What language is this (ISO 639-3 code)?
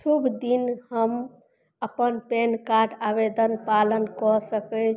mai